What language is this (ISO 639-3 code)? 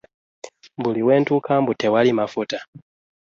lug